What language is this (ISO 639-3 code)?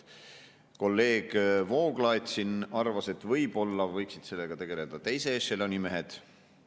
est